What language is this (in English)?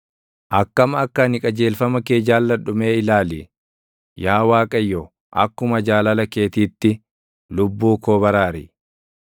Oromo